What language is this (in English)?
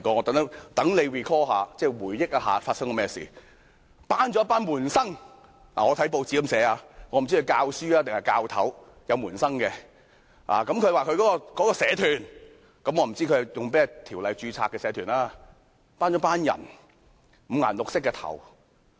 Cantonese